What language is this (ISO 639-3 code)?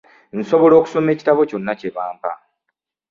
lug